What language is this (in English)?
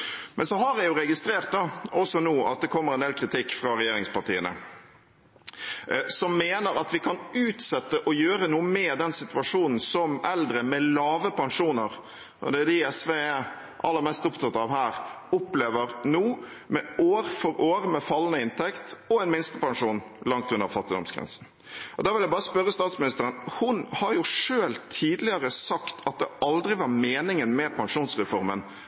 Norwegian Bokmål